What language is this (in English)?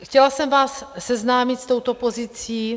Czech